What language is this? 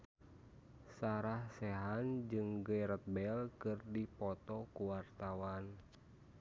Sundanese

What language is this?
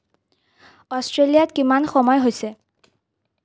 Assamese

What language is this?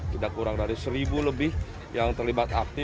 Indonesian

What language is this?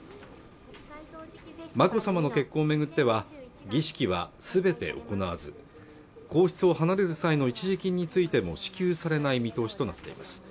Japanese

